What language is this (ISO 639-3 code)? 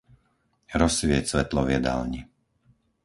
slk